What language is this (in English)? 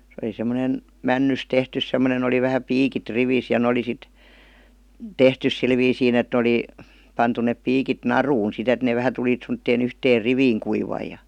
Finnish